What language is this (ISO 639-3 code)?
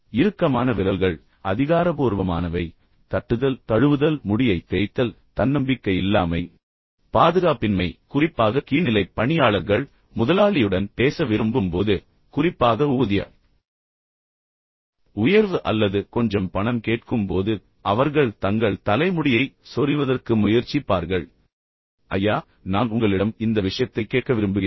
tam